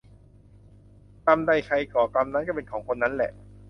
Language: Thai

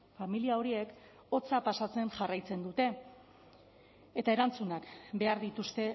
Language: Basque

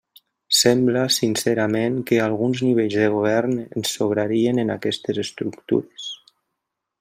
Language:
Catalan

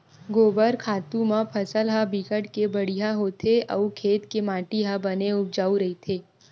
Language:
Chhattisgarhi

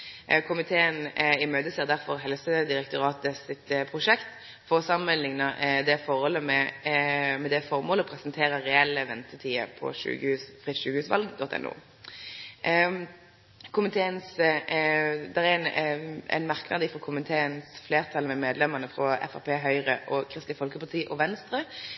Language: Norwegian Nynorsk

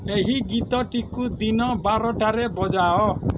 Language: Odia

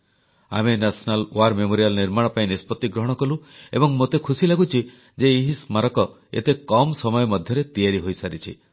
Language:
Odia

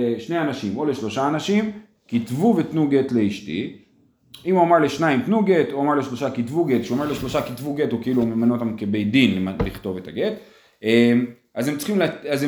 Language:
Hebrew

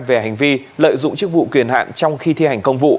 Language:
Vietnamese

